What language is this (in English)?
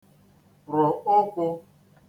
Igbo